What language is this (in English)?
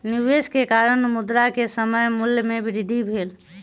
Maithili